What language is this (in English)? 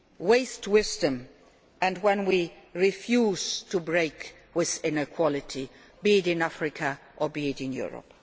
English